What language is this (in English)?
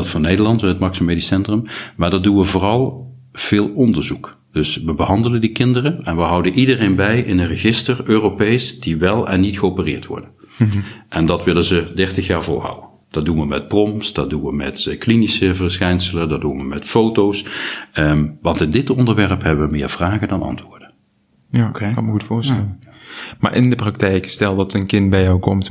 Dutch